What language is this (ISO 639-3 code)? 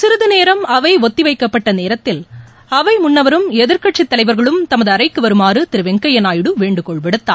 tam